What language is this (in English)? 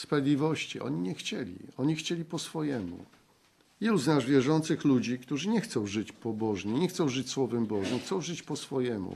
Polish